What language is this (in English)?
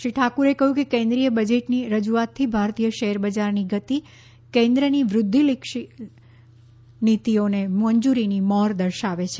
Gujarati